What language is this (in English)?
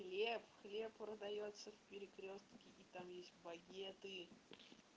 Russian